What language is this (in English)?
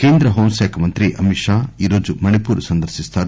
Telugu